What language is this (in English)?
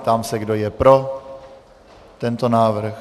Czech